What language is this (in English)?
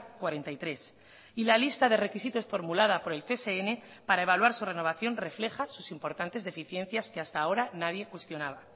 Spanish